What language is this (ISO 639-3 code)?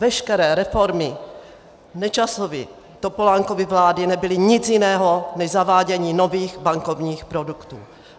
ces